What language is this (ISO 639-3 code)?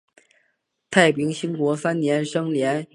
zho